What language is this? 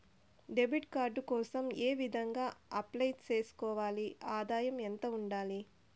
Telugu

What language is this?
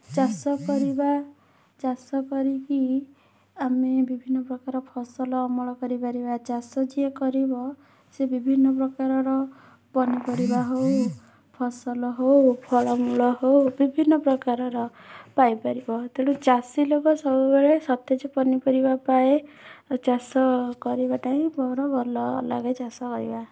Odia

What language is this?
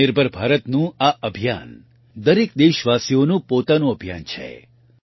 Gujarati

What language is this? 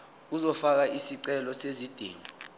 Zulu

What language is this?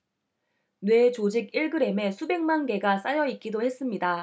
Korean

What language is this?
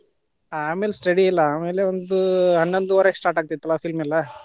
Kannada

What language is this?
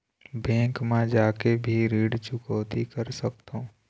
Chhattisgarhi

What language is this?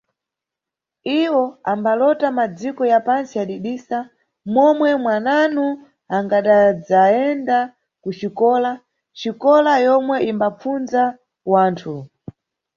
Nyungwe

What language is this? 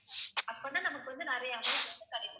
Tamil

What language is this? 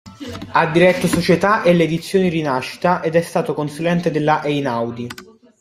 Italian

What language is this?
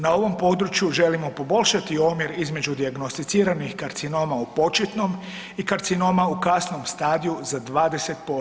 Croatian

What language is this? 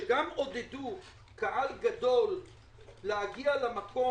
Hebrew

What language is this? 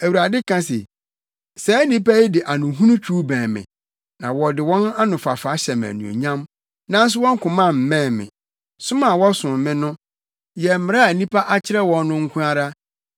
Akan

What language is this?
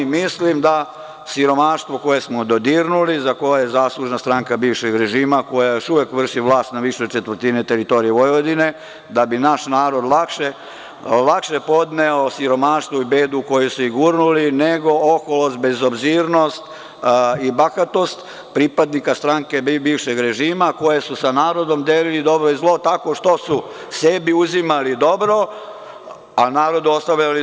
Serbian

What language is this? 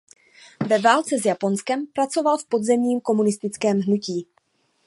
Czech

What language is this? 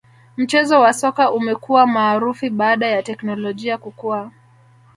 Swahili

